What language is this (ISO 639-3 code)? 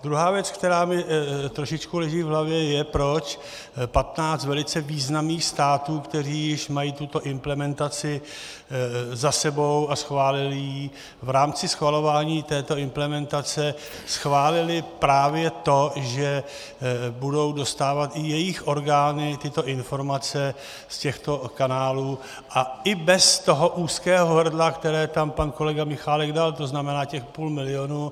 ces